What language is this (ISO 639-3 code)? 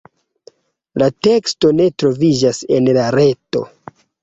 epo